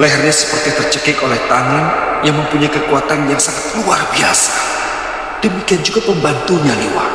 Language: Indonesian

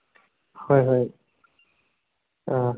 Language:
Manipuri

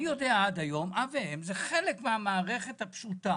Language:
Hebrew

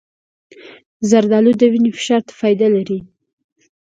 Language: Pashto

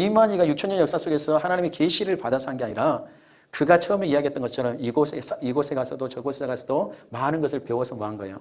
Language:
Korean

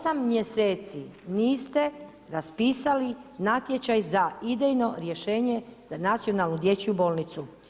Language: Croatian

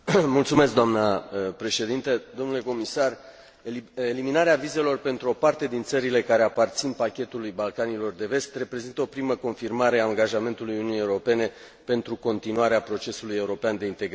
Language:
Romanian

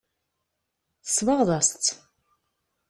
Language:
Kabyle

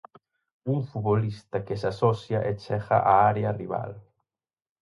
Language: Galician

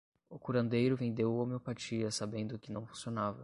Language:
Portuguese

